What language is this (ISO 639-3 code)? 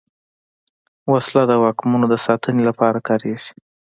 pus